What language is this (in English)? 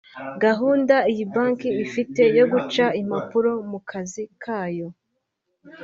Kinyarwanda